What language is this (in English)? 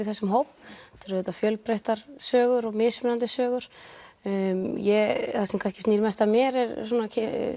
Icelandic